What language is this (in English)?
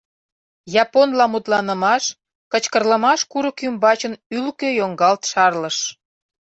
Mari